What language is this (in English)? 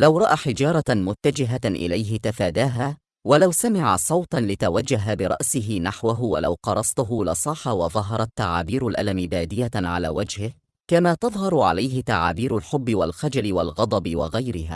Arabic